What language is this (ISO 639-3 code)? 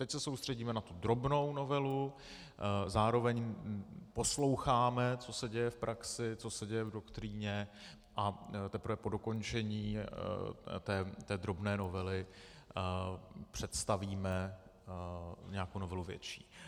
ces